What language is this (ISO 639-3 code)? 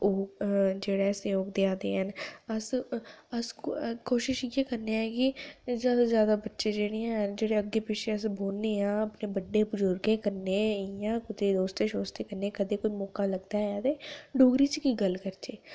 doi